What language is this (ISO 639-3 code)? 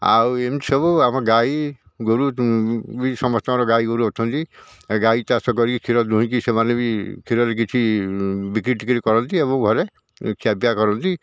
ori